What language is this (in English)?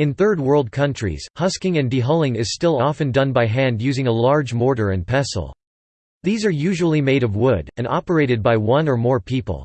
English